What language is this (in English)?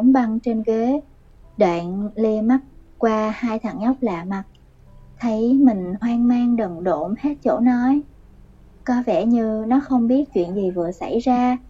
Vietnamese